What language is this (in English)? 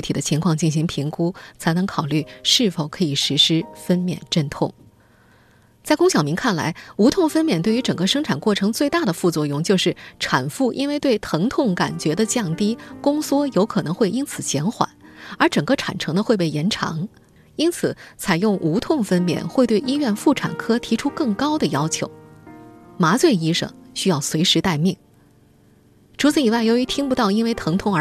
Chinese